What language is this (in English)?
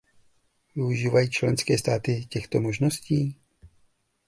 Czech